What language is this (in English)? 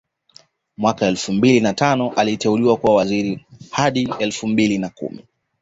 Swahili